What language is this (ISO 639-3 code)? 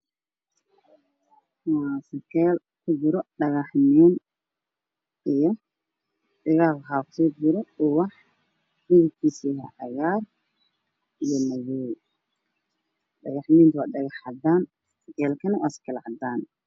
som